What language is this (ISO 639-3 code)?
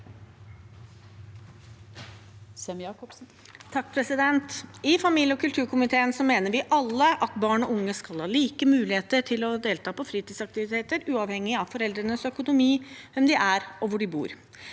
nor